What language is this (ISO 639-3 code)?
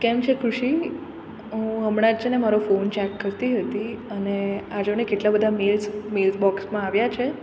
guj